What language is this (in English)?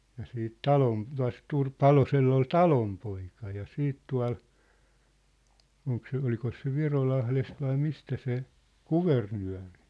Finnish